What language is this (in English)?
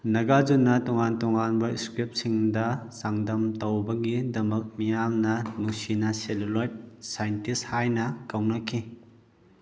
Manipuri